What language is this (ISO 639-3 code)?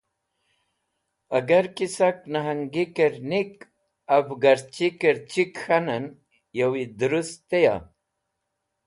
wbl